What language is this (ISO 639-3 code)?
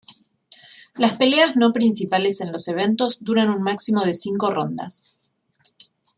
spa